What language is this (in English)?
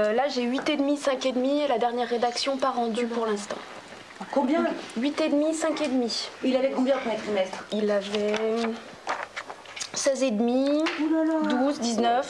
French